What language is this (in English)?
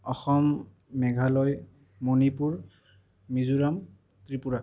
Assamese